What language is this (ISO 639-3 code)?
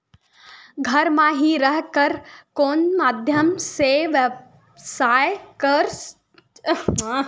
hne